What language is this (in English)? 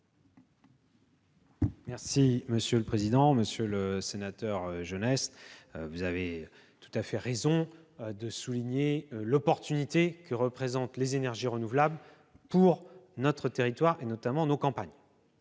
French